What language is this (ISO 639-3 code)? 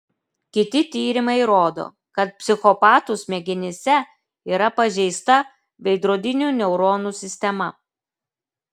lit